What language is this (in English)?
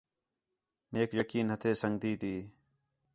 Khetrani